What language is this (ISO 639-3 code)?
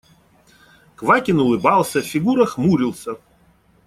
rus